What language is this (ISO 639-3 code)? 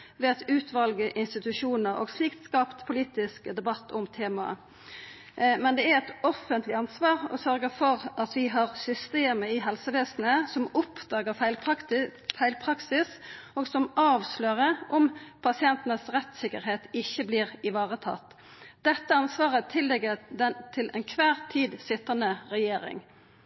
nno